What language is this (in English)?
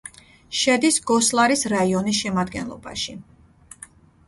Georgian